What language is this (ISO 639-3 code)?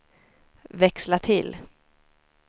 swe